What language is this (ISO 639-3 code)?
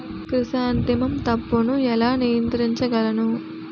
tel